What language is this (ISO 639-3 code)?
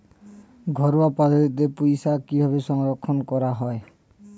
ben